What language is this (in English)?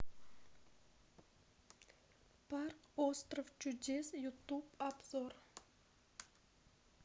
Russian